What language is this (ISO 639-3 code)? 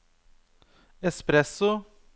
nor